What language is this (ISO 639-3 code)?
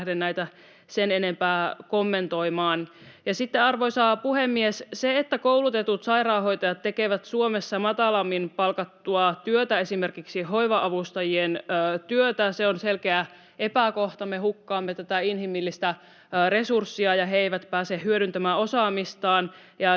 fin